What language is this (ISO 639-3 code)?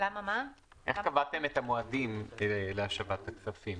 heb